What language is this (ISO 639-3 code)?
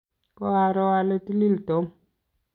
kln